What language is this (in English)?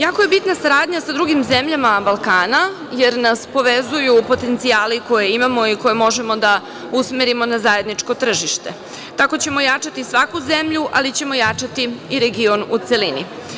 Serbian